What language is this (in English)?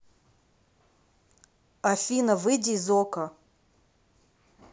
Russian